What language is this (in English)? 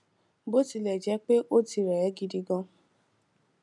Yoruba